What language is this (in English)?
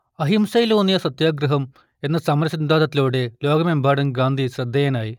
Malayalam